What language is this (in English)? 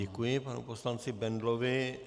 Czech